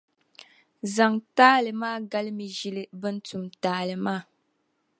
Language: Dagbani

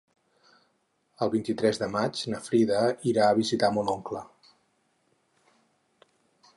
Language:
Catalan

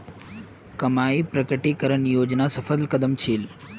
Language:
Magahi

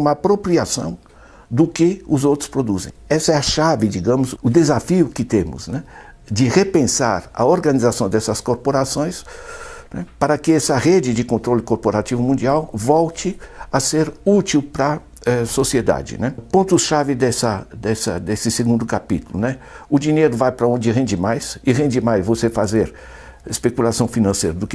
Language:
Portuguese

